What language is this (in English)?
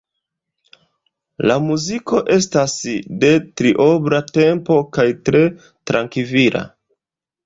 Esperanto